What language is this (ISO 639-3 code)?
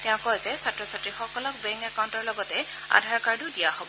asm